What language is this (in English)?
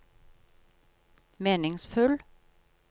Norwegian